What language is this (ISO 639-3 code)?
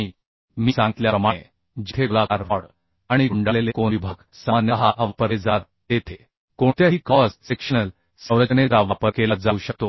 mar